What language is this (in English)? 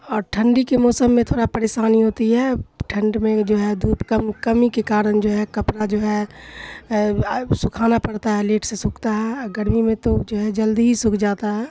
Urdu